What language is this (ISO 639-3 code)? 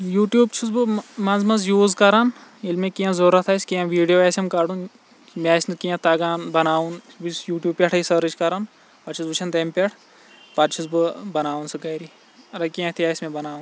kas